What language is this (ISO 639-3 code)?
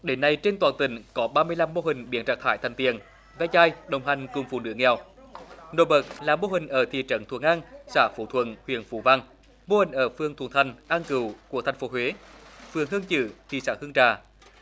vie